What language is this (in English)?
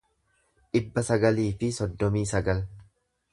Oromo